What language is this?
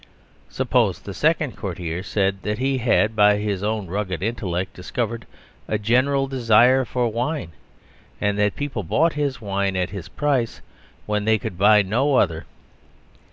English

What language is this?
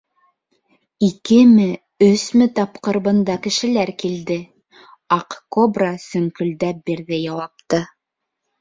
Bashkir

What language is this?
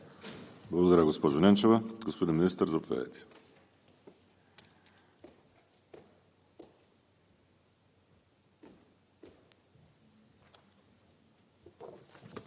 Bulgarian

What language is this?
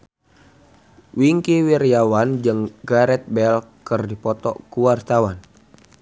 Sundanese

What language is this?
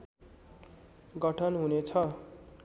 Nepali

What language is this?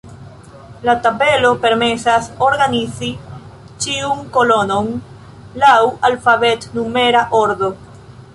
Esperanto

